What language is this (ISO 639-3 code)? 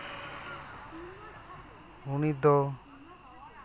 sat